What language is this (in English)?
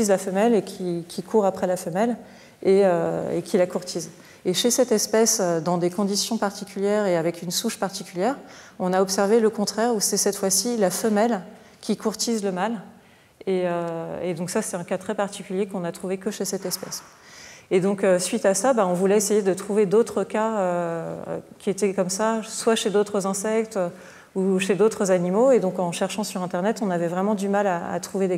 French